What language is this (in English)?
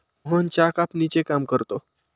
Marathi